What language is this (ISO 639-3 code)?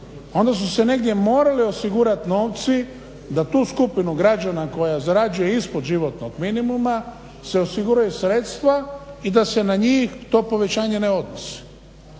hrv